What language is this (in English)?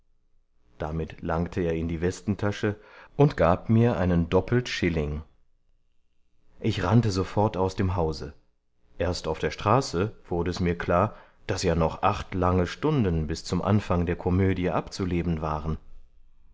German